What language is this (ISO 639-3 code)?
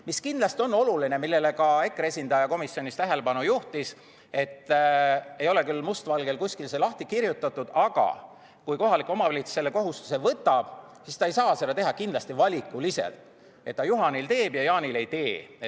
est